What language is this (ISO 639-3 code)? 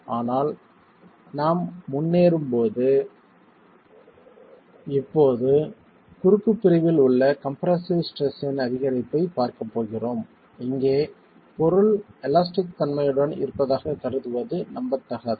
tam